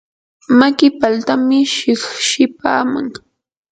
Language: Yanahuanca Pasco Quechua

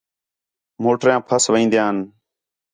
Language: Khetrani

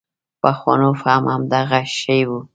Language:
Pashto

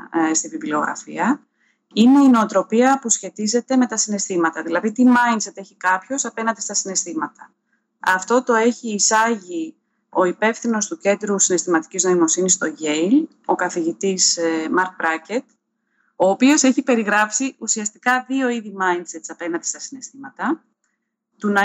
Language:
Greek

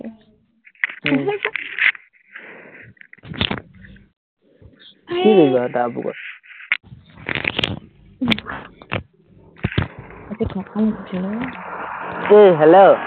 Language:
Assamese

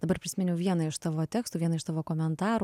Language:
Lithuanian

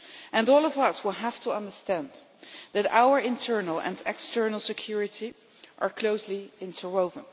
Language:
English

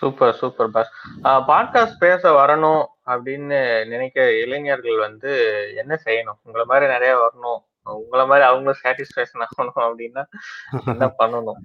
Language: Tamil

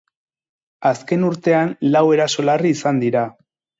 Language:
Basque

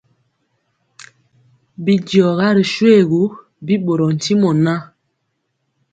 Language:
Mpiemo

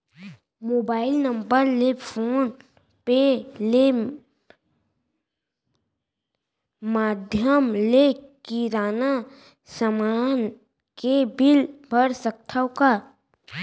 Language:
Chhattisgarhi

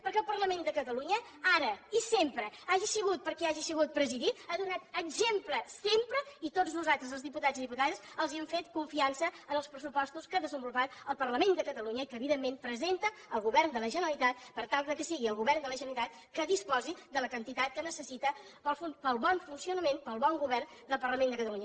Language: Catalan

